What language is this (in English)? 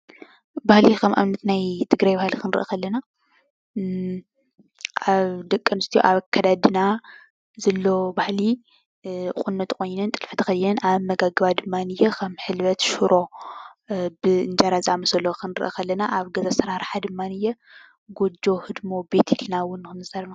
Tigrinya